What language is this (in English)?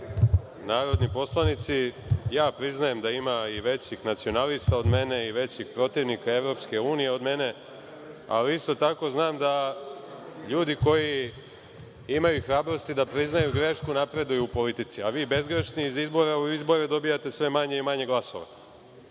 Serbian